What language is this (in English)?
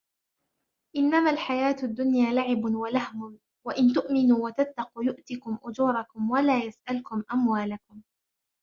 Arabic